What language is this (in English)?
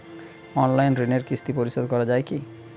Bangla